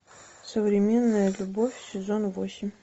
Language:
Russian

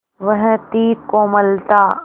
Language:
Hindi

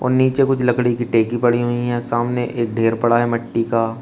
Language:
Hindi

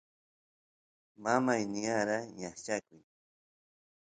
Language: Santiago del Estero Quichua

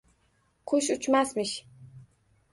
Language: Uzbek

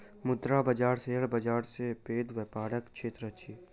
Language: Maithili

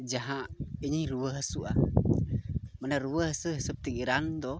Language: Santali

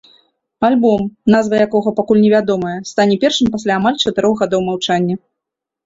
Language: Belarusian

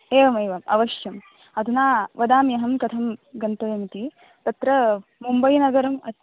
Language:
Sanskrit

